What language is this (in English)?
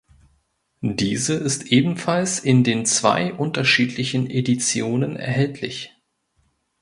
German